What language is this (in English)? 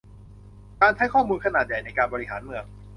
Thai